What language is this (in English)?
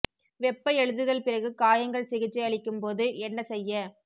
Tamil